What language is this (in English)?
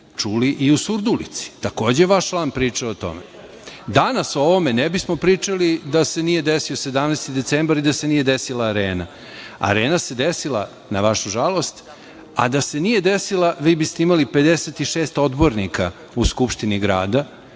Serbian